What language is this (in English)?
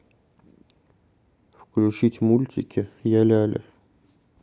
Russian